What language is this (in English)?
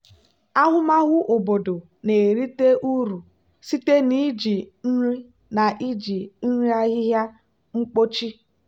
Igbo